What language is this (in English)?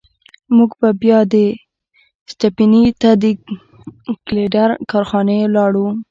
Pashto